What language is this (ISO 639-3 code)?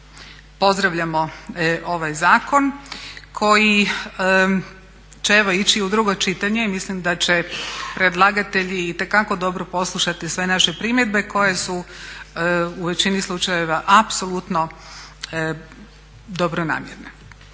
hrv